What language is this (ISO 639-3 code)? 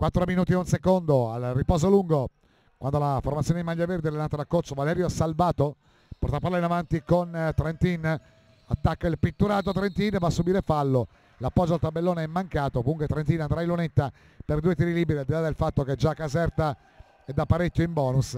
ita